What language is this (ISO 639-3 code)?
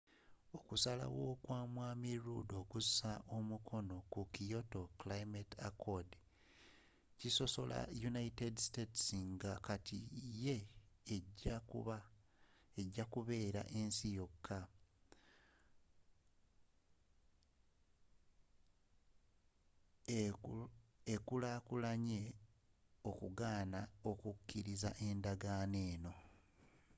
lug